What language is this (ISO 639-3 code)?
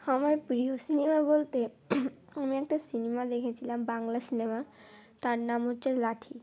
ben